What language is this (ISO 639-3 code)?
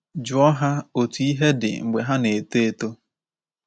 ibo